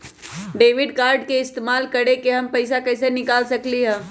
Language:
Magahi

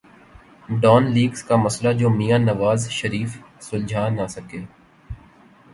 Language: Urdu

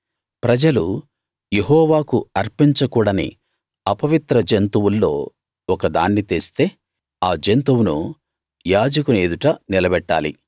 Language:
Telugu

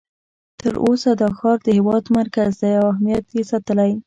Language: Pashto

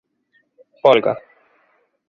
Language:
Galician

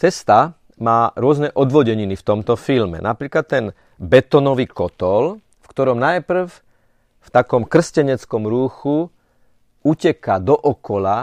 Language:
Slovak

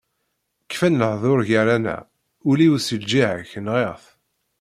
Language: Kabyle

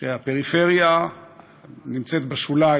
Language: Hebrew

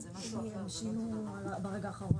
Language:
Hebrew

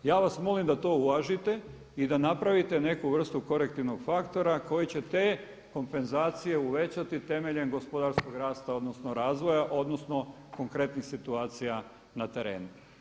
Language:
Croatian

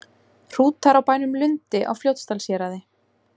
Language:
Icelandic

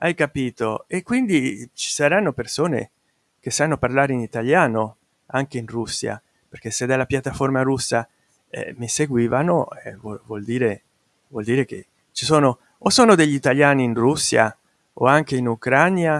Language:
Italian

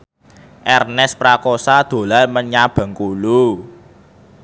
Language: Javanese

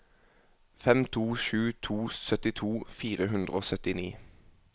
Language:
Norwegian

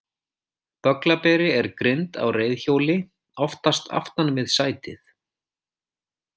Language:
Icelandic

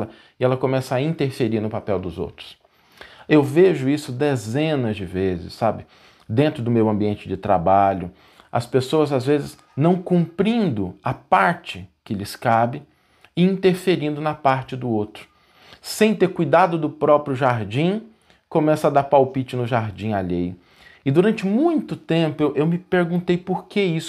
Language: Portuguese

